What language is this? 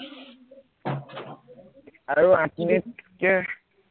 Assamese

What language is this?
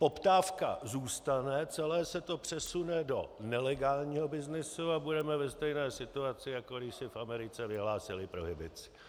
Czech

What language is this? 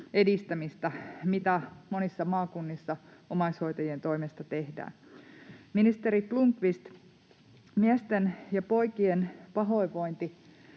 Finnish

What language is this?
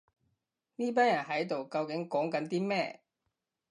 Cantonese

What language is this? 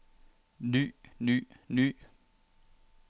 Danish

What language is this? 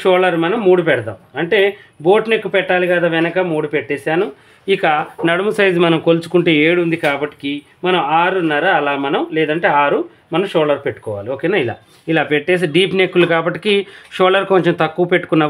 Telugu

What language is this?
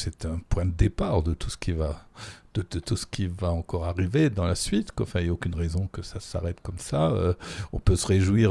French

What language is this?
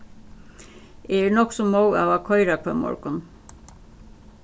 Faroese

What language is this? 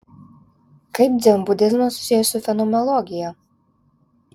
Lithuanian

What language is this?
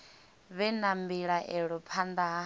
Venda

